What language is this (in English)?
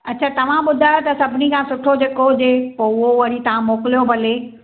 Sindhi